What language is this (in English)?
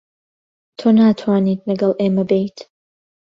Central Kurdish